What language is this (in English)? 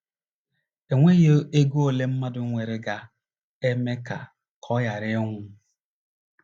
Igbo